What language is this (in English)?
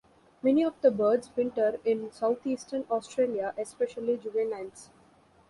English